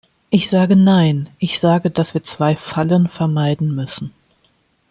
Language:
German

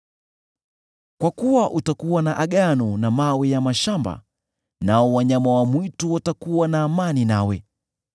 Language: Swahili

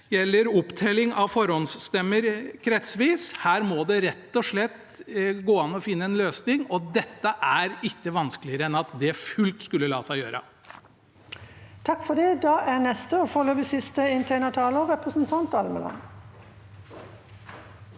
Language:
Norwegian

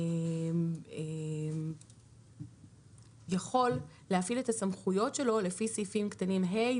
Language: Hebrew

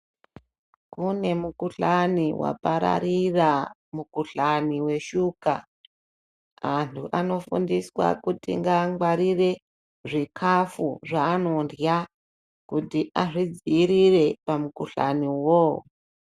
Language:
Ndau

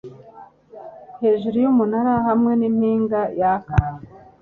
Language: Kinyarwanda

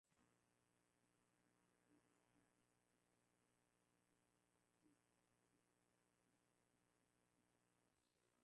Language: Swahili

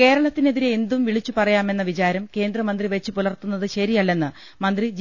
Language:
Malayalam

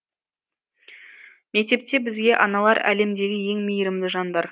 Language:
Kazakh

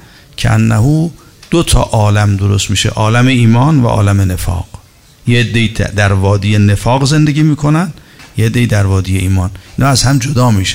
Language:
Persian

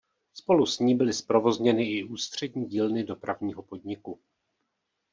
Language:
Czech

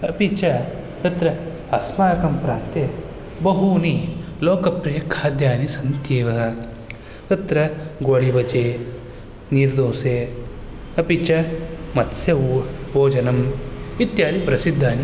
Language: Sanskrit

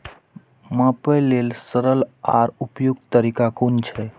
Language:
Maithili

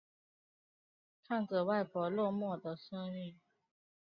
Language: Chinese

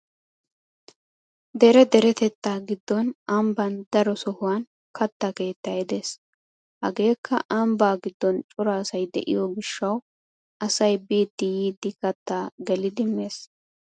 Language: Wolaytta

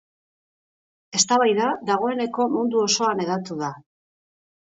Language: Basque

